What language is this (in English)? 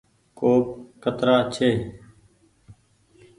Goaria